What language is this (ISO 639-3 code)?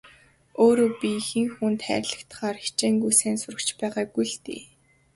mon